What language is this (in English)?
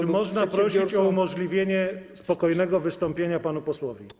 Polish